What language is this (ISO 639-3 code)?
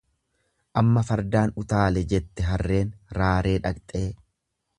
orm